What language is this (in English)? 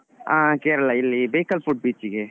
Kannada